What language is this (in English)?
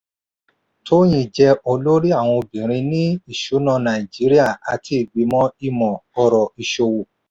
Yoruba